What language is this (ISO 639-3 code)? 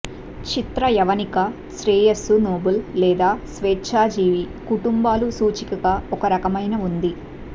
tel